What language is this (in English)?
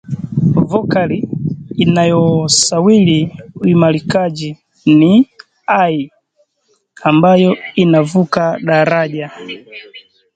Swahili